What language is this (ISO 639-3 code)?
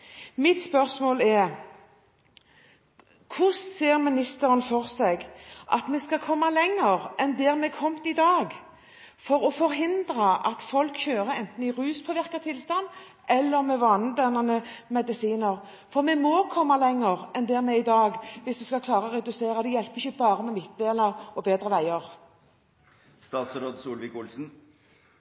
nob